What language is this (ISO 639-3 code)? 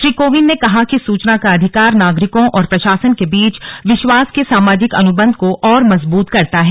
hin